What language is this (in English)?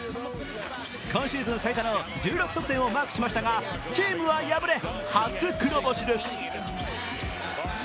Japanese